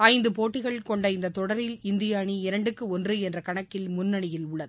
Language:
Tamil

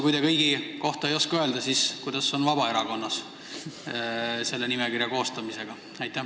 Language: Estonian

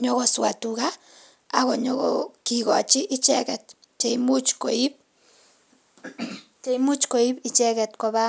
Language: Kalenjin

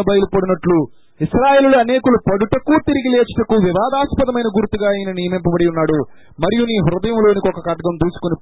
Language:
Telugu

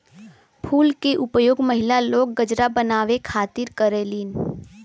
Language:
Bhojpuri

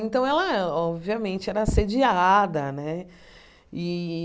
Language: Portuguese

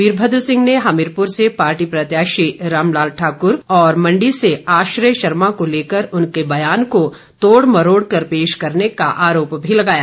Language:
Hindi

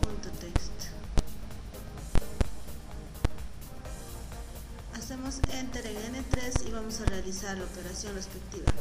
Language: Spanish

